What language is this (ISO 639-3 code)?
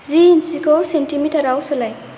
brx